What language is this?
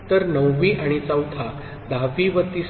Marathi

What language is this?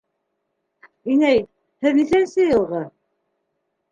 Bashkir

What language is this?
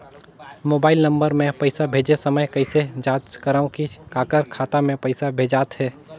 Chhattisgarhi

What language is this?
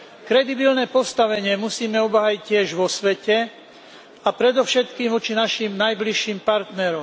Slovak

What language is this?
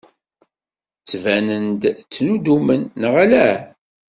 Kabyle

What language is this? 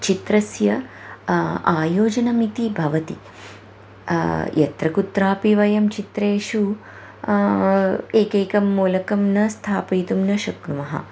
Sanskrit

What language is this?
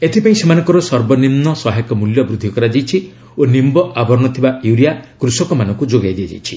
Odia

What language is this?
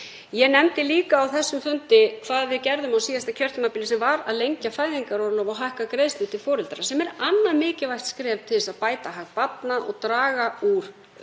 Icelandic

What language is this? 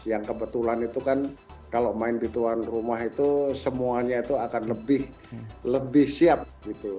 Indonesian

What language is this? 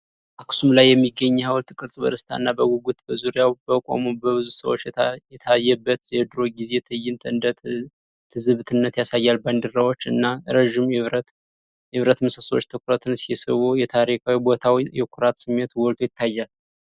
Amharic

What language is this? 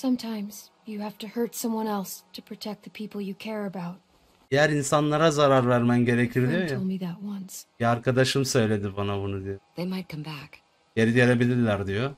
Turkish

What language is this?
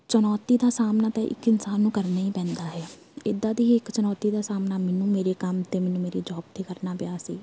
Punjabi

